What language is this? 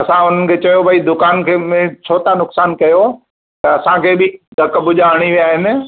Sindhi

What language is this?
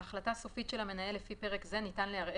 Hebrew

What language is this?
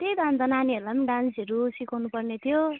Nepali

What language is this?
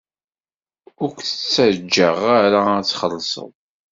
Kabyle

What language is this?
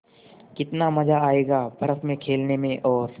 Hindi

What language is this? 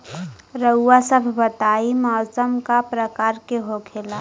Bhojpuri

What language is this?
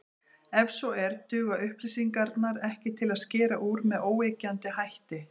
Icelandic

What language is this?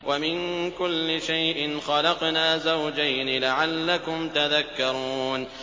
Arabic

